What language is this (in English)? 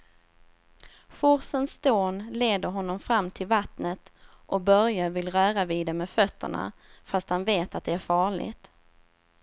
Swedish